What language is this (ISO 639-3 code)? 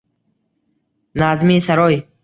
uzb